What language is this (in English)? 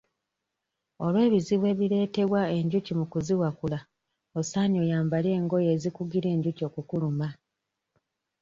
Ganda